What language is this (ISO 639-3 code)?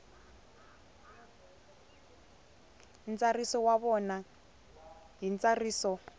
tso